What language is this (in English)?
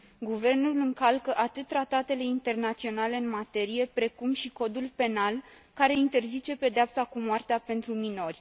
Romanian